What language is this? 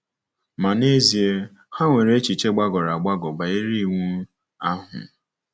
Igbo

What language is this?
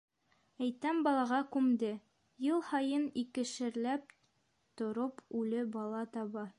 Bashkir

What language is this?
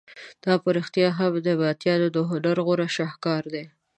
Pashto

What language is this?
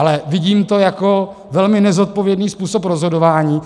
Czech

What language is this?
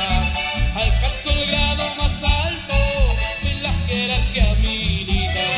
Spanish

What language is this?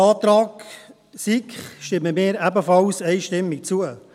Swiss German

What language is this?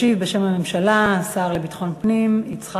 Hebrew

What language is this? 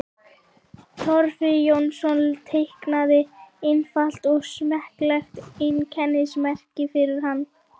Icelandic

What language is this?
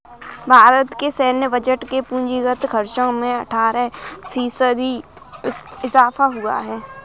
Hindi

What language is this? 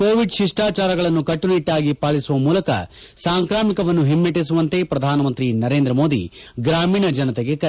Kannada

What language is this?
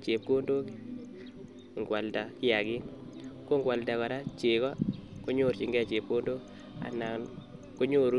Kalenjin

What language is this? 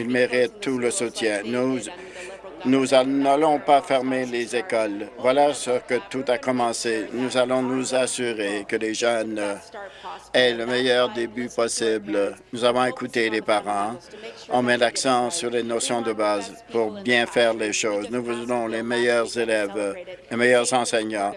French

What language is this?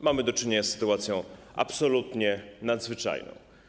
Polish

